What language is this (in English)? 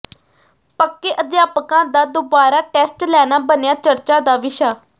Punjabi